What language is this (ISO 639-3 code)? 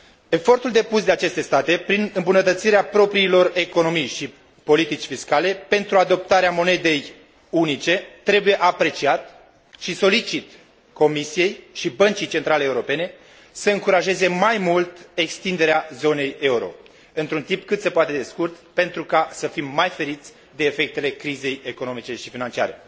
ron